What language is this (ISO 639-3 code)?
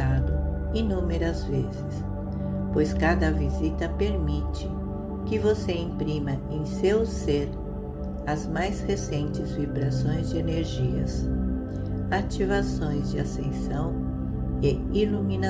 por